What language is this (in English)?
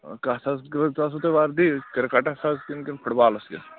Kashmiri